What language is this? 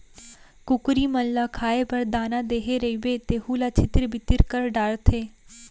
Chhattisgarhi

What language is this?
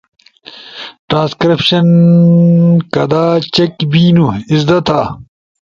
Ushojo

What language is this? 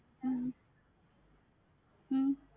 Tamil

